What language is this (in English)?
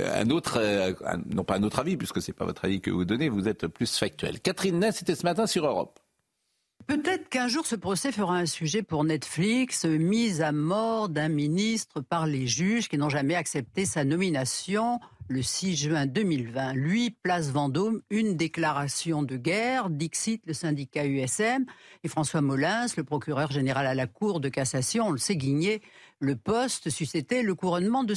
French